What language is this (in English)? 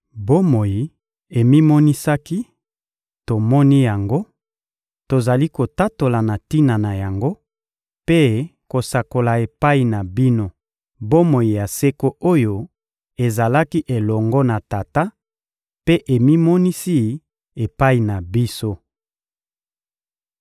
Lingala